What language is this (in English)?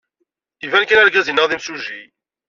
Kabyle